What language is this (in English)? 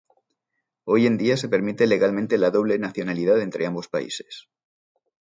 Spanish